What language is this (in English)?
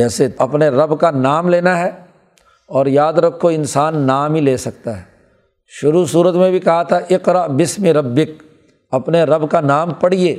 Urdu